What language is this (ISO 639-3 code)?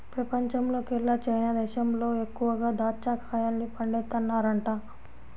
tel